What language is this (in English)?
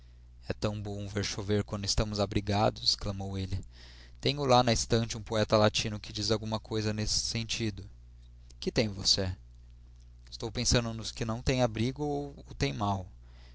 Portuguese